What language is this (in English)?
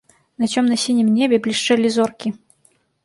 Belarusian